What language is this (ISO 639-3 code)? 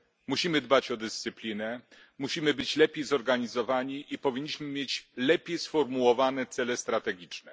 pol